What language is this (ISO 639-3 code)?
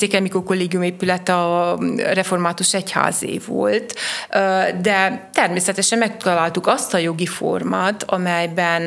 hun